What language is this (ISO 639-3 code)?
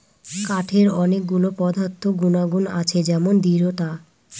ben